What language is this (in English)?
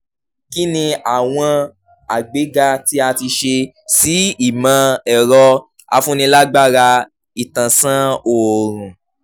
Yoruba